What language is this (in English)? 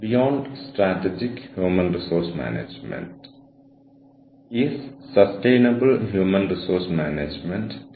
Malayalam